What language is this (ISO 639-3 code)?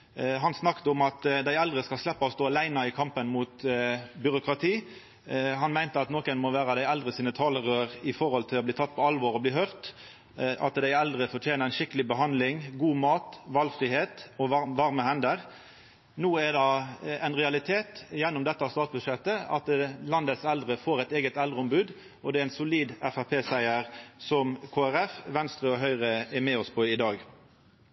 nno